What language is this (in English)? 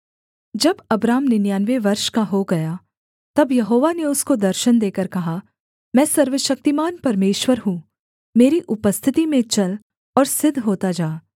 Hindi